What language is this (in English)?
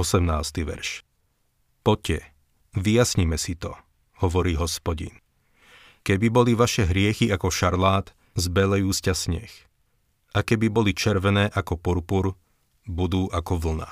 Slovak